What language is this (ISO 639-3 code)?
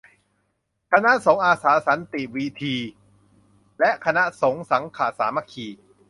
tha